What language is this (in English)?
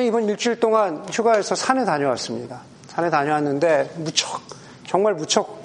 Korean